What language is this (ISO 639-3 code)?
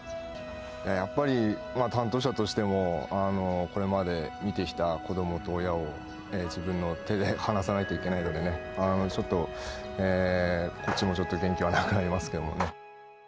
jpn